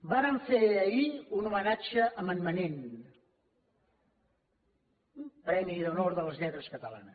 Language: Catalan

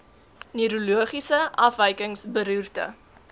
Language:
Afrikaans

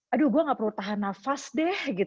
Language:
Indonesian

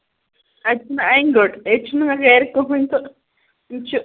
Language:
Kashmiri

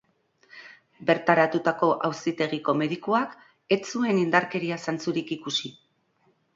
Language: Basque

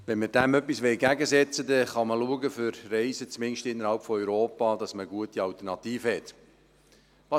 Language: Swiss German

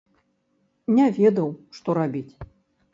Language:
Belarusian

